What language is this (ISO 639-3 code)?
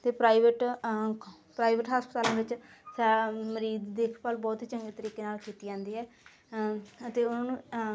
pan